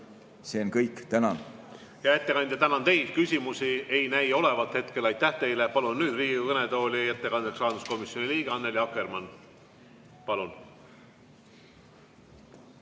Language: Estonian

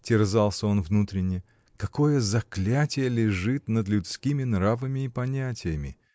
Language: Russian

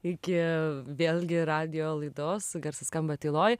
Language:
Lithuanian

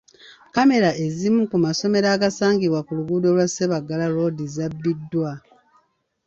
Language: Ganda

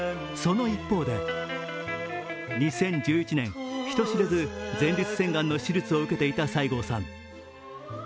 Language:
Japanese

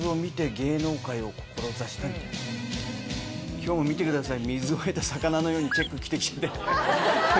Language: Japanese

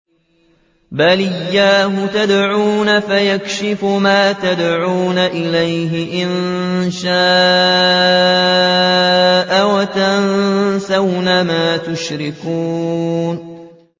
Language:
Arabic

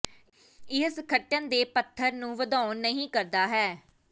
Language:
Punjabi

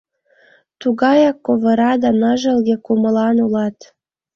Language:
Mari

